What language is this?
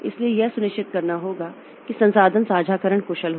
Hindi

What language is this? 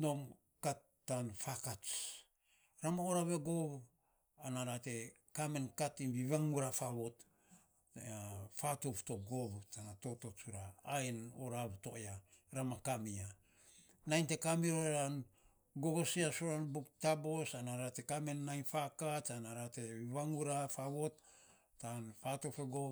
Saposa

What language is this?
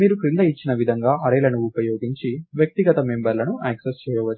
Telugu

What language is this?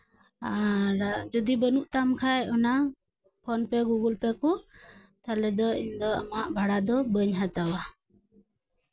Santali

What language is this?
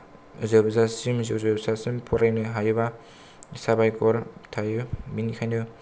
Bodo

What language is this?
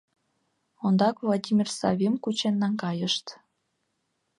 Mari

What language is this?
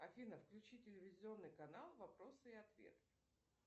Russian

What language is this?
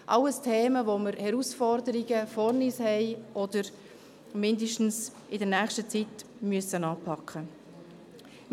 Swiss German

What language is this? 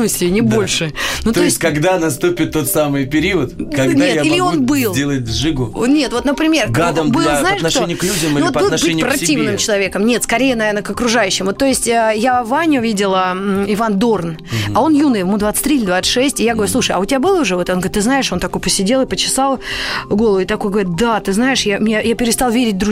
Russian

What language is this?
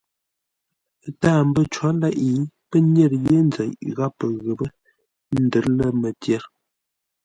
Ngombale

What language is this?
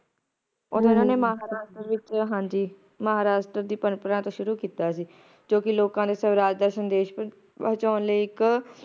Punjabi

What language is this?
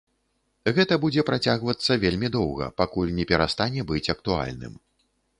Belarusian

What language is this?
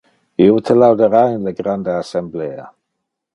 Interlingua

